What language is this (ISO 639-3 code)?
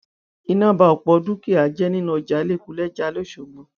yor